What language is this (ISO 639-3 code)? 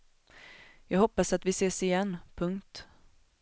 swe